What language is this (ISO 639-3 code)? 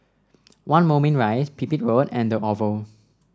eng